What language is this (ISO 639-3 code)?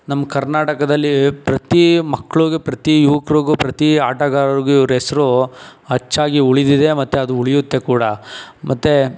kan